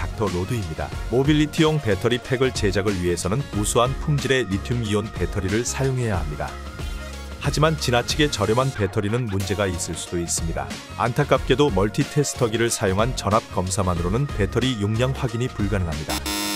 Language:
Korean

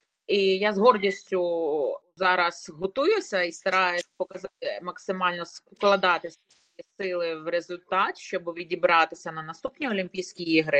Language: Ukrainian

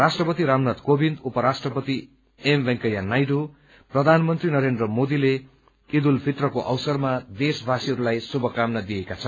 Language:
Nepali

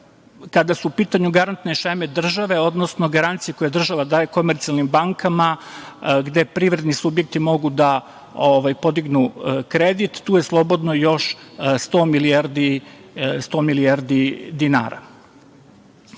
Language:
Serbian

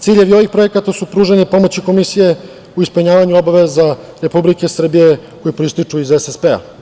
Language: Serbian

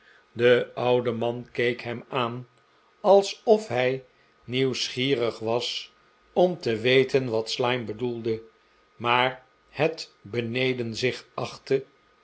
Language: Dutch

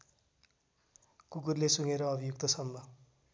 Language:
Nepali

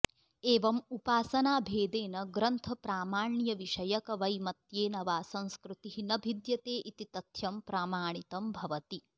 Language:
Sanskrit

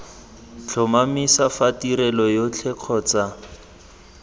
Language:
Tswana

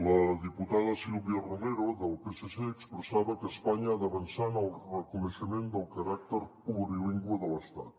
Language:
Catalan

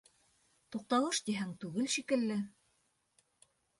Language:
Bashkir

